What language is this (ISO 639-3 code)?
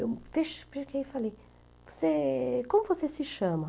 por